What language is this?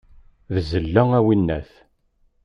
Kabyle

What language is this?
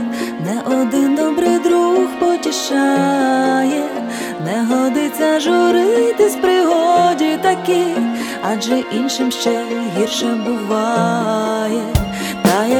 Ukrainian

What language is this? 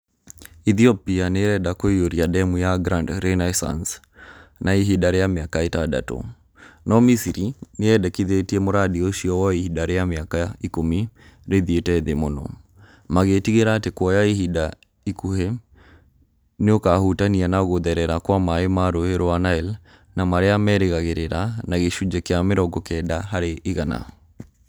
Kikuyu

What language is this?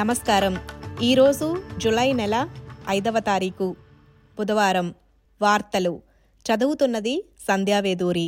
Telugu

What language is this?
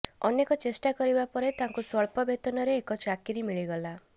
Odia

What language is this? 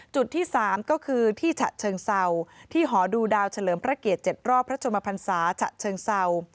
Thai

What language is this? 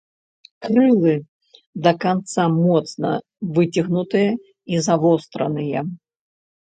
Belarusian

